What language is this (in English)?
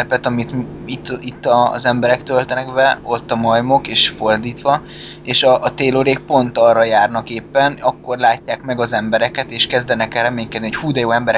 Hungarian